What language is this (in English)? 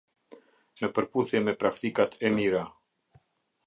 Albanian